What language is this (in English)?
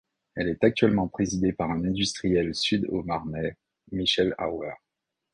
French